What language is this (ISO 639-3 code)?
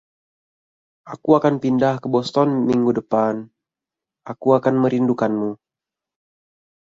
ind